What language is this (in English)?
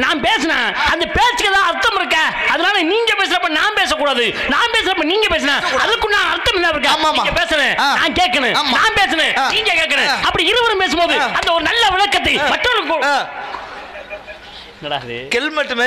Arabic